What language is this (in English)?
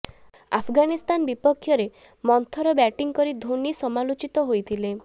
Odia